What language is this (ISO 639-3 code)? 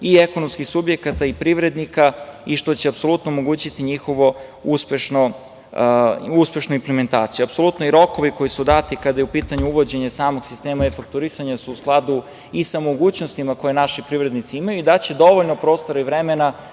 srp